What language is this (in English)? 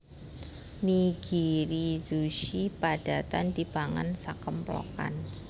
Javanese